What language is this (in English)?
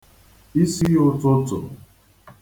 Igbo